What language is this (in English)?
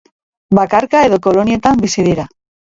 Basque